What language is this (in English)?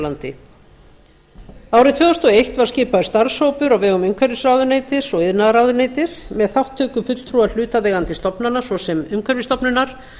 Icelandic